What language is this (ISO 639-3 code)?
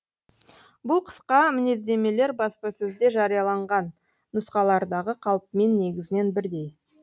kaz